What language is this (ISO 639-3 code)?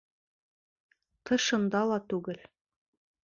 bak